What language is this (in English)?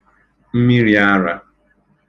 Igbo